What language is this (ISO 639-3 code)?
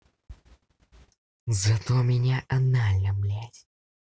rus